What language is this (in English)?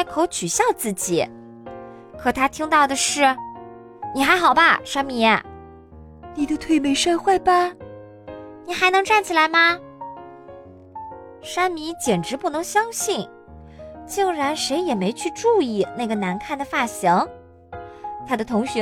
Chinese